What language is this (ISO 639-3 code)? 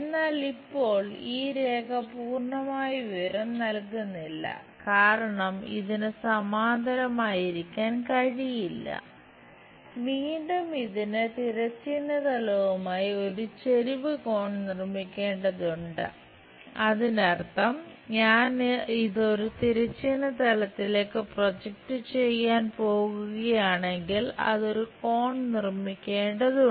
mal